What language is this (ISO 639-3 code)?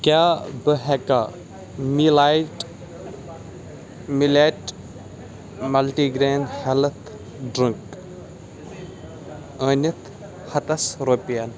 kas